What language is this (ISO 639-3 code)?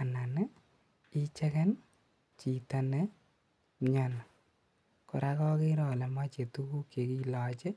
kln